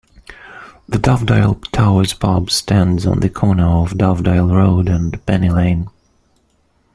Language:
English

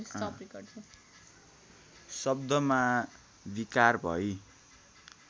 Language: Nepali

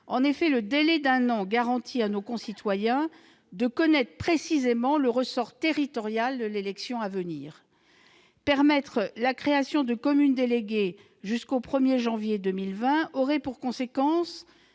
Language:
French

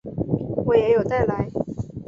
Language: Chinese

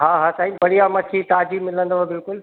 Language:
Sindhi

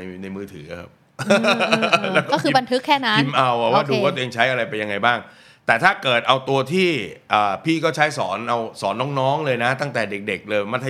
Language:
Thai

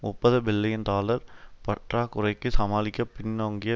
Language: Tamil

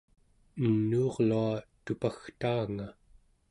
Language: Central Yupik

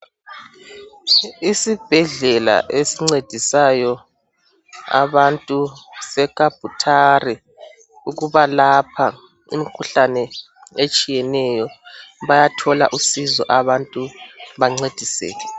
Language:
North Ndebele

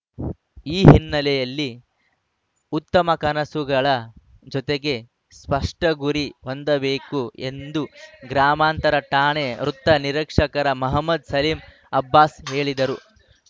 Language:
Kannada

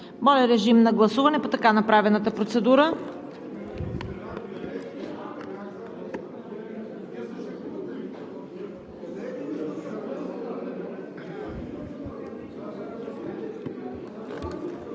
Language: Bulgarian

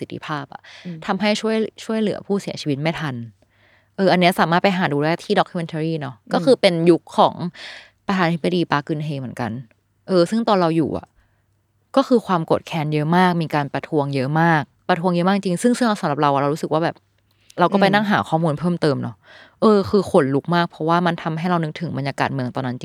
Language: Thai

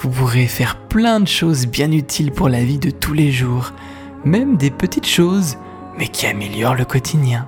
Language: French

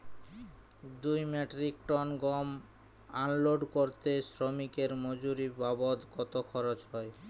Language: Bangla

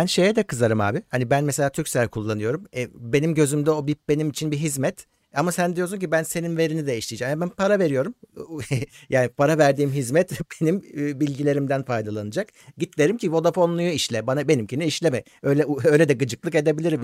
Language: Turkish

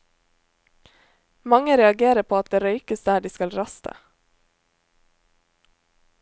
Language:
Norwegian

